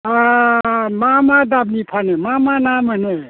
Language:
Bodo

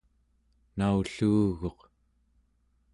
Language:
Central Yupik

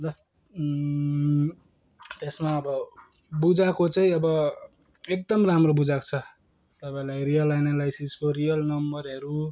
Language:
Nepali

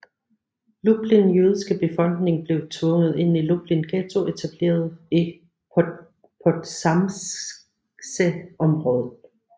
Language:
Danish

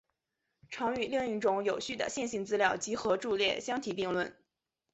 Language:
Chinese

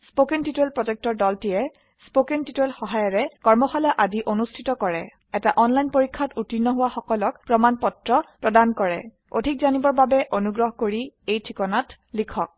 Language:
Assamese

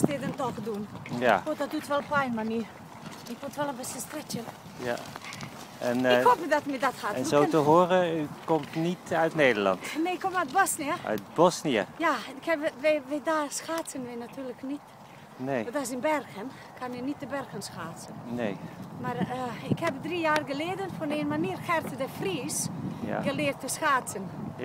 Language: Dutch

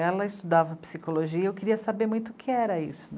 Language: Portuguese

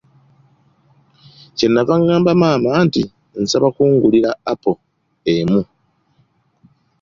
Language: Ganda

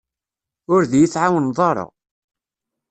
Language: Kabyle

